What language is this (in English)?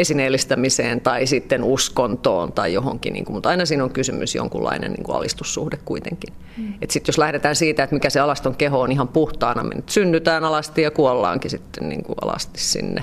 Finnish